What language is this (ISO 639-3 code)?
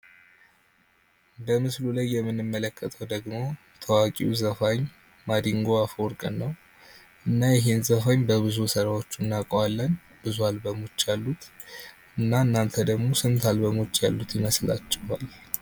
amh